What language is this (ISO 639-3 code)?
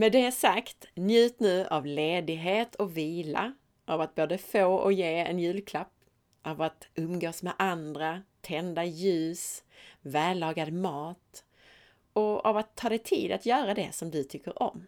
swe